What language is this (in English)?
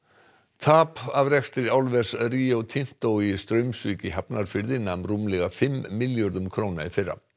Icelandic